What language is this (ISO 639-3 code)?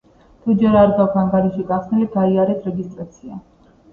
kat